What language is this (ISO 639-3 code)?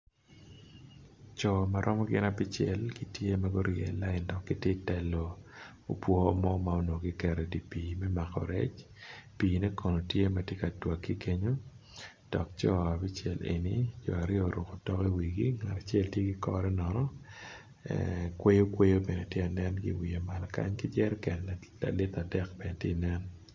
ach